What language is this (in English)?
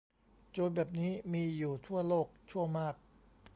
Thai